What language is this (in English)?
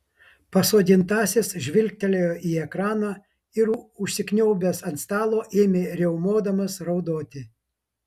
Lithuanian